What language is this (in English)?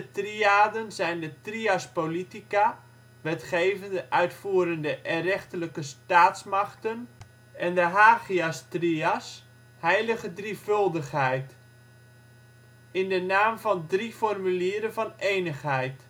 Dutch